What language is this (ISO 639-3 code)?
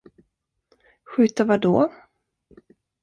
swe